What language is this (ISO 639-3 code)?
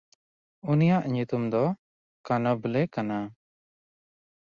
sat